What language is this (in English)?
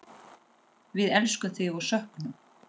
Icelandic